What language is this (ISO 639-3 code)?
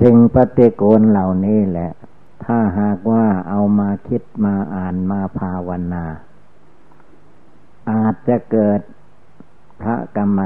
tha